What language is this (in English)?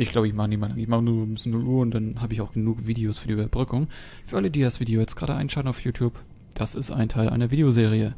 German